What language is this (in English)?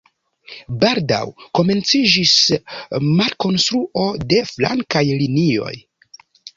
Esperanto